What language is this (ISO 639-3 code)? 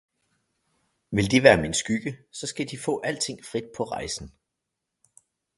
dan